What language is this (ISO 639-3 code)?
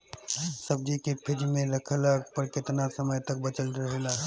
bho